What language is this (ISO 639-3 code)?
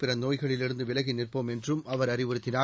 tam